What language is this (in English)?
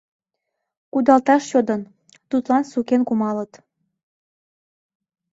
Mari